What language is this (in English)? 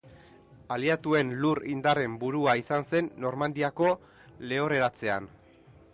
Basque